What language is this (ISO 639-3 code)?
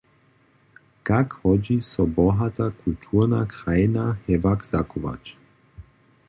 hsb